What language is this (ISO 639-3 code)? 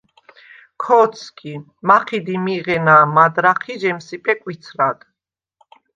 sva